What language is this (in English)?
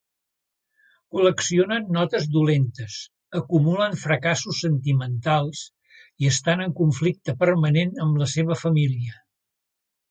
Catalan